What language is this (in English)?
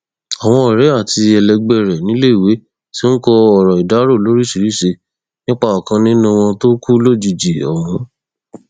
Yoruba